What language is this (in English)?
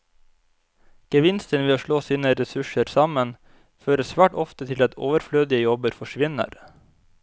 Norwegian